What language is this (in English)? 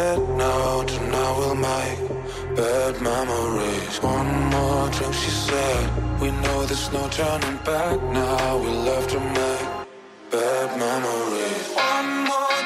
Slovak